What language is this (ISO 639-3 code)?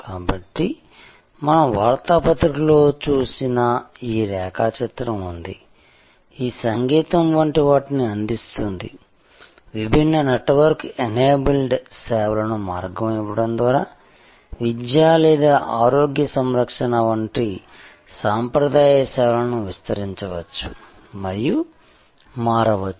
tel